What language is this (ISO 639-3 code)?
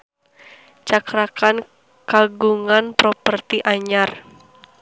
sun